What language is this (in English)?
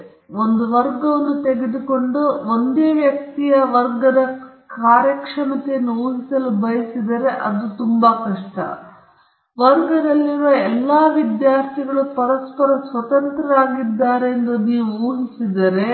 Kannada